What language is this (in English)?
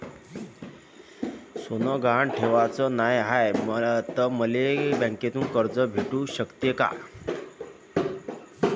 Marathi